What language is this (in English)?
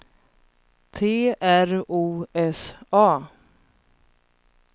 Swedish